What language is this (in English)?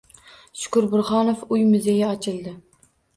Uzbek